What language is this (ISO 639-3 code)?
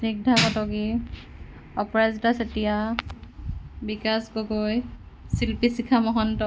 asm